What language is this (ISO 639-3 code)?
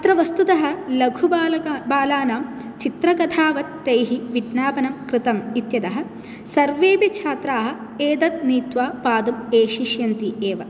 san